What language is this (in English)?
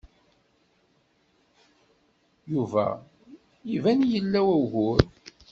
Kabyle